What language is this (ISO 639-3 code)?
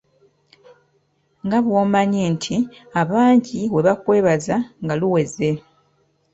lug